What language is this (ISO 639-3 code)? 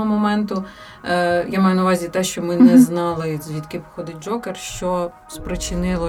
ukr